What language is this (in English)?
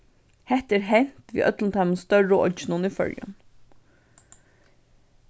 Faroese